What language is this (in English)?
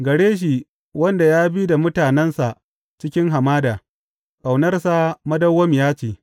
Hausa